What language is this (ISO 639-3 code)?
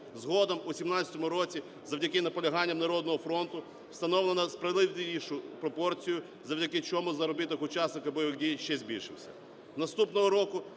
ukr